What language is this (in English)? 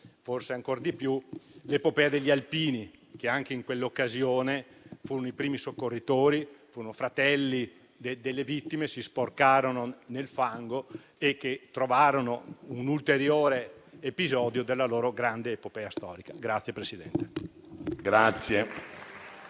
Italian